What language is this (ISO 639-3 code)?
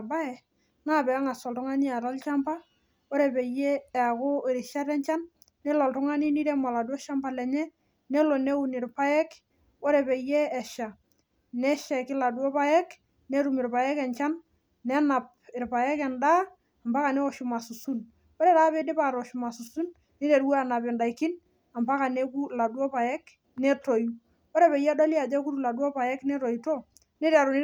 mas